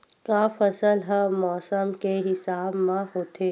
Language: Chhattisgarhi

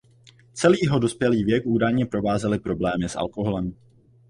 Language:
Czech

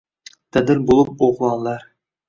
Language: Uzbek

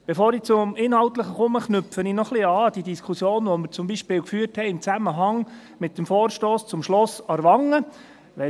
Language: Swiss German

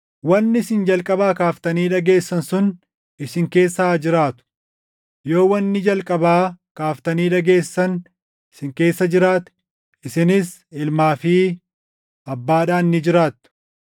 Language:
Oromo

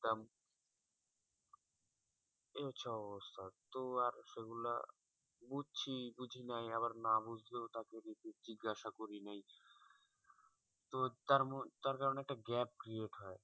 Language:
Bangla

